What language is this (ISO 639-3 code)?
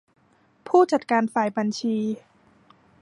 tha